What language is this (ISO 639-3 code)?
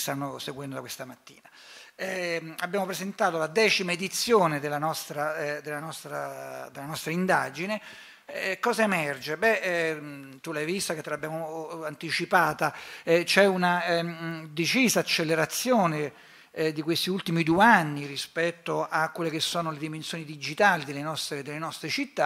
ita